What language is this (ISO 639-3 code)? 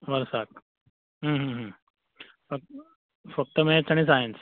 kok